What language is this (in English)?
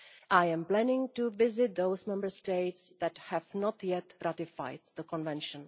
English